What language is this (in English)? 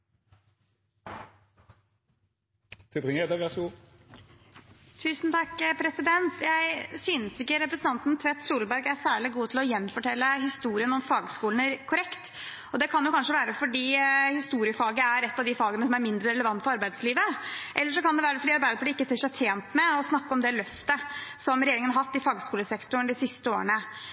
Norwegian Bokmål